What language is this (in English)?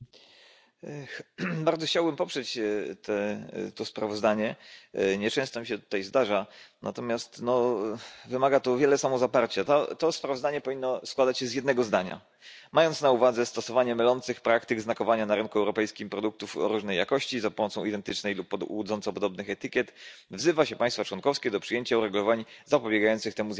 Polish